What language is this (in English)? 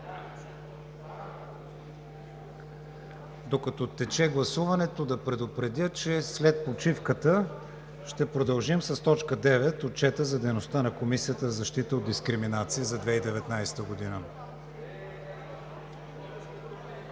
Bulgarian